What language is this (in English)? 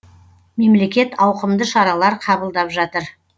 Kazakh